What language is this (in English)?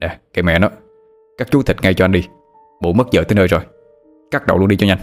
Vietnamese